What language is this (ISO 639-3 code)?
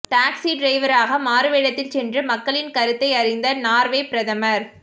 tam